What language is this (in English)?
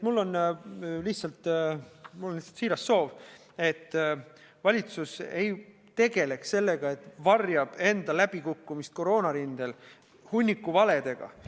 Estonian